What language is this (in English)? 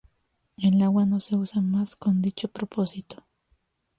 Spanish